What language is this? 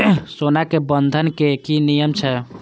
Maithili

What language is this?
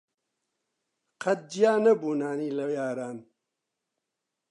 Central Kurdish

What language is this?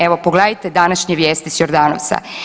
Croatian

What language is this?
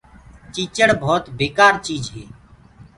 Gurgula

